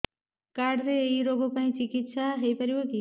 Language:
Odia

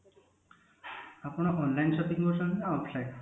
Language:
Odia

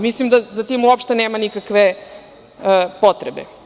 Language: Serbian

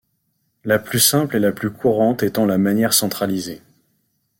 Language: French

